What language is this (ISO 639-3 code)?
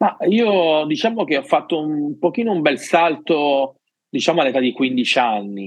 ita